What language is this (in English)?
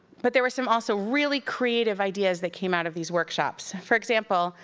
English